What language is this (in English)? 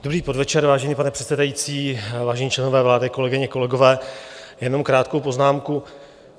Czech